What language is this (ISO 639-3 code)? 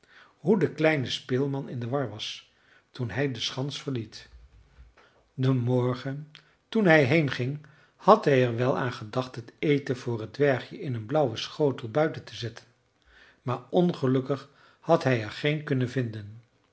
nld